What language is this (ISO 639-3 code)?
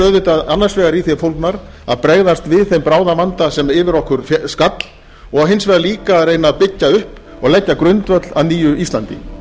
isl